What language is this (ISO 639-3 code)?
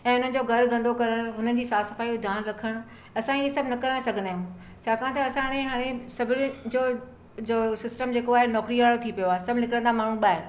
snd